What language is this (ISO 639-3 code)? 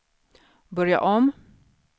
swe